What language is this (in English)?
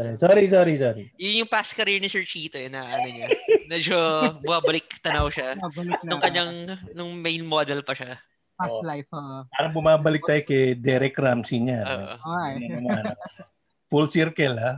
Filipino